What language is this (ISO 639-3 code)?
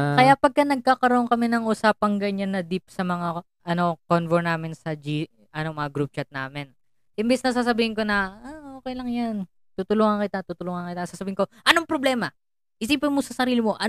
fil